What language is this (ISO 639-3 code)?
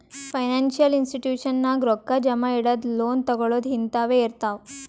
kan